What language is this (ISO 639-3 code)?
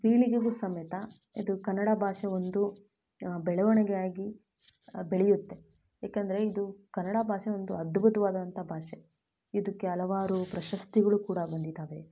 kan